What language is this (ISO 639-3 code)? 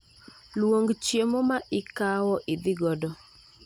luo